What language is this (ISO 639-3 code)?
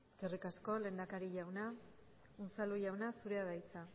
eus